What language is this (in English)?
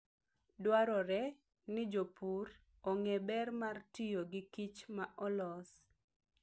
Luo (Kenya and Tanzania)